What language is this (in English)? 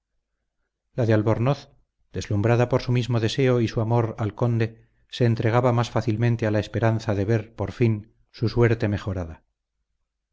Spanish